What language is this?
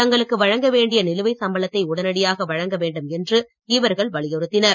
Tamil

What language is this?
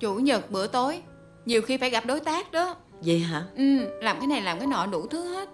Vietnamese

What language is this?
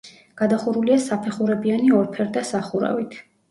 Georgian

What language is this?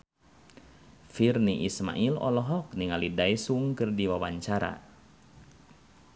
Sundanese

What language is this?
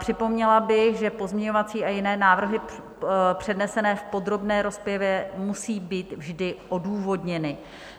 Czech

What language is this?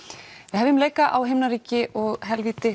Icelandic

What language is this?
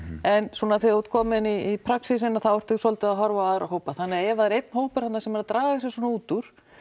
Icelandic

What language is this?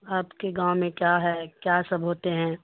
Urdu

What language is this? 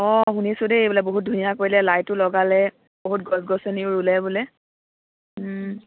Assamese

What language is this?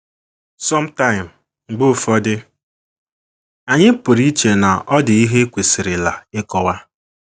Igbo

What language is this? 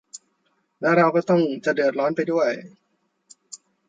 Thai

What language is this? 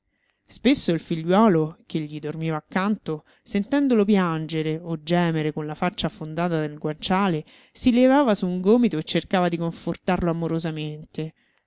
Italian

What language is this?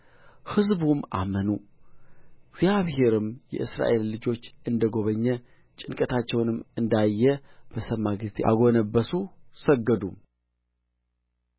Amharic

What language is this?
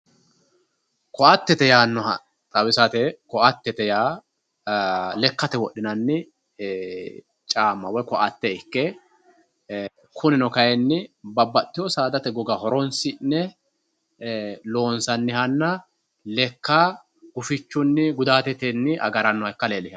Sidamo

